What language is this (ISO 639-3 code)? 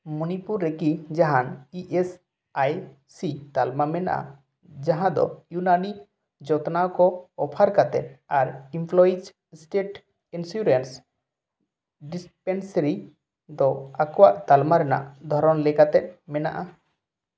sat